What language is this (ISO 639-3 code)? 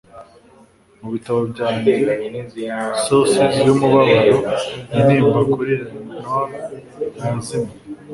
kin